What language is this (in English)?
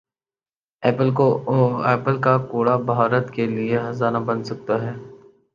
Urdu